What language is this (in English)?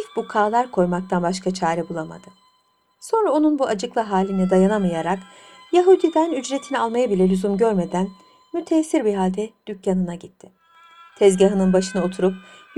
Turkish